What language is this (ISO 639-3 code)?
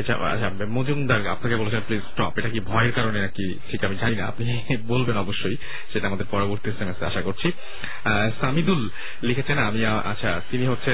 ben